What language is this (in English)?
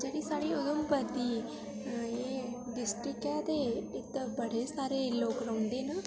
Dogri